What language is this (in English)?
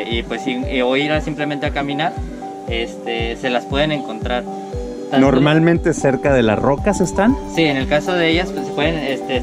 Spanish